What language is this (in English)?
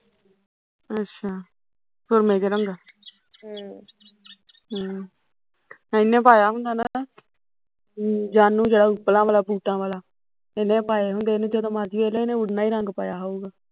Punjabi